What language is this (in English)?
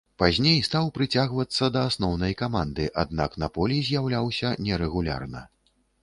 Belarusian